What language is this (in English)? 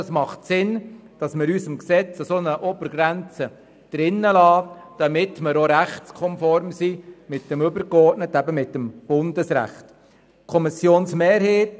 Swiss German